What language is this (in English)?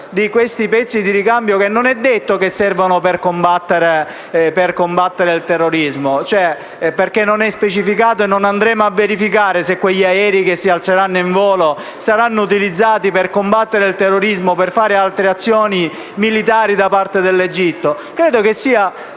Italian